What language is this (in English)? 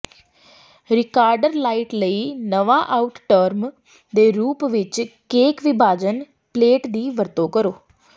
Punjabi